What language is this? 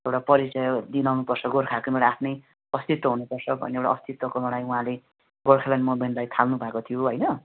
Nepali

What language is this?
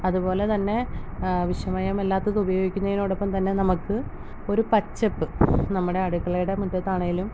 Malayalam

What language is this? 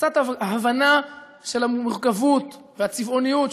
Hebrew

